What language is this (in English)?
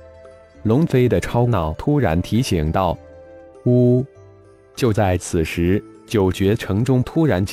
Chinese